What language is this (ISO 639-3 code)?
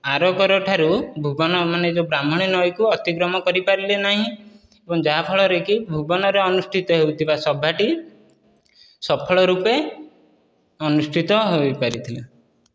ori